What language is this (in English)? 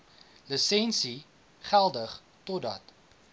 Afrikaans